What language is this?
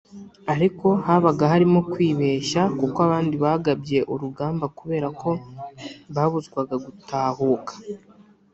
Kinyarwanda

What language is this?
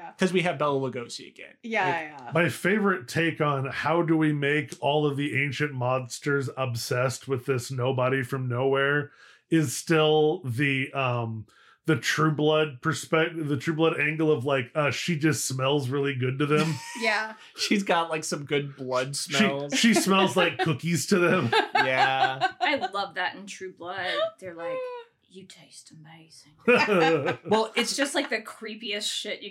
English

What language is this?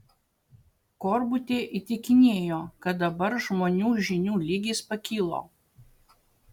Lithuanian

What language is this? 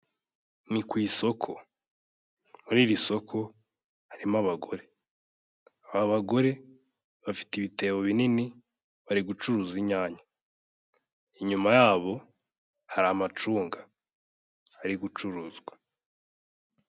Kinyarwanda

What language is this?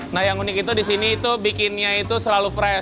Indonesian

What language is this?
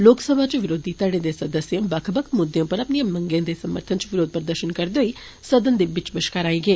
Dogri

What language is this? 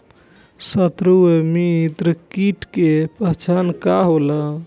Bhojpuri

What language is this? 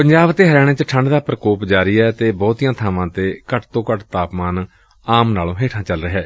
Punjabi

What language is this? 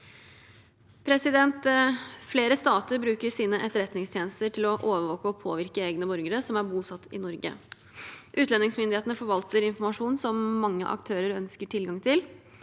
Norwegian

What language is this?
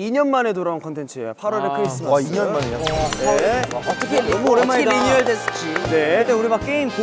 Korean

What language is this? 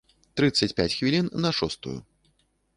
Belarusian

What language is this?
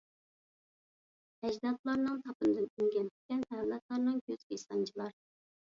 Uyghur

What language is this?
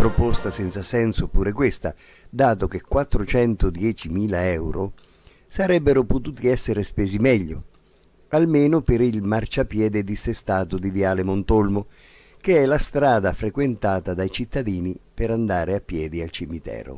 Italian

